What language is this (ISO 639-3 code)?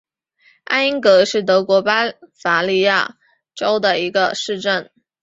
zho